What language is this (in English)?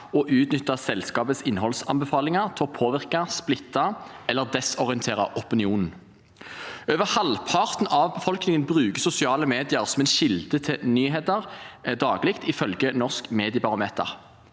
Norwegian